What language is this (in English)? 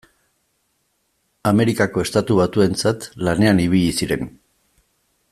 Basque